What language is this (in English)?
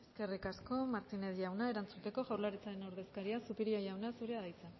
Basque